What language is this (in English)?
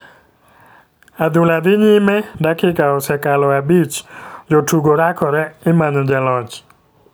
Luo (Kenya and Tanzania)